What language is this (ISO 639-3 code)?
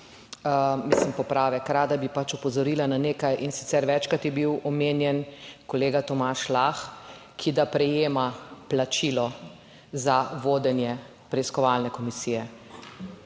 slv